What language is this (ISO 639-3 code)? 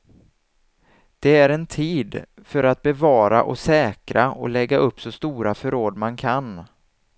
swe